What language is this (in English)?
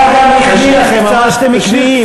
Hebrew